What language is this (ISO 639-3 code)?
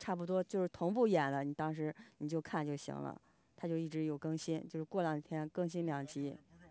zho